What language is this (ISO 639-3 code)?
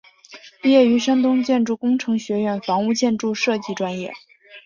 zho